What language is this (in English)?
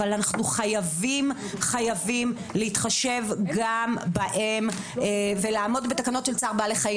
Hebrew